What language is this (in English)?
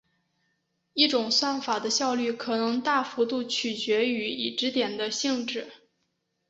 Chinese